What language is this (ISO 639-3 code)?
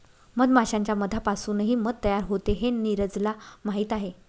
mar